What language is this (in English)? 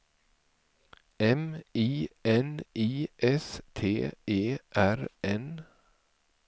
Swedish